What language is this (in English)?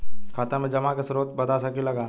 Bhojpuri